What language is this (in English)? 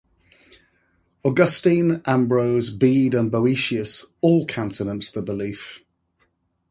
English